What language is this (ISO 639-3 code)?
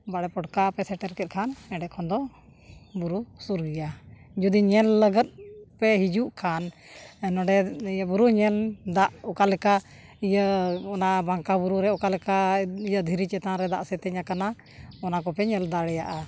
sat